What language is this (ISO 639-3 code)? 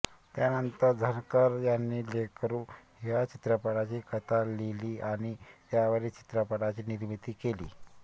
mar